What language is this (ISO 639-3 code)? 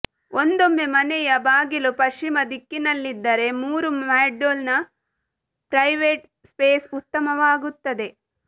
kan